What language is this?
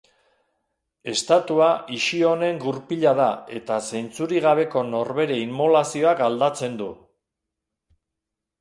Basque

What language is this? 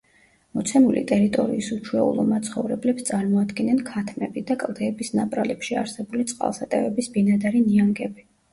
Georgian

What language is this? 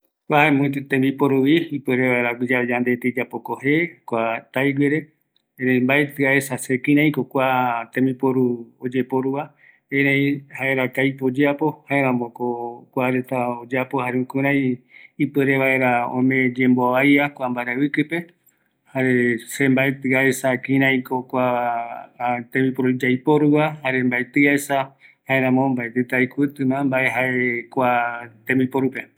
Eastern Bolivian Guaraní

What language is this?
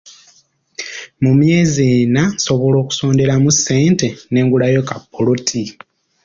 Ganda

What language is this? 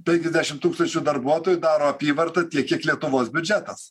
Lithuanian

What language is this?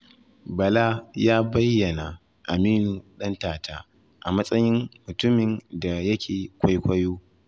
Hausa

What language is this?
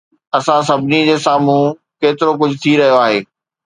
Sindhi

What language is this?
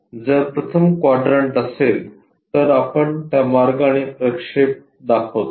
Marathi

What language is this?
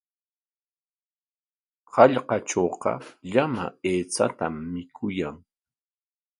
Corongo Ancash Quechua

